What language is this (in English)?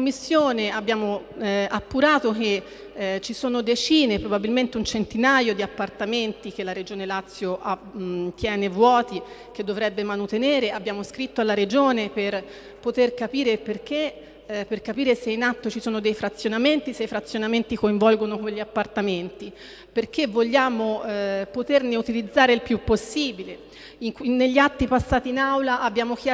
Italian